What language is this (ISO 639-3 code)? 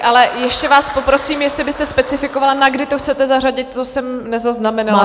ces